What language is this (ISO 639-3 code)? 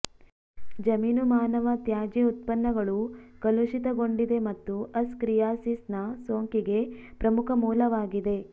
kan